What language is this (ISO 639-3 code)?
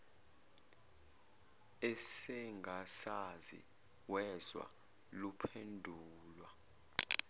zul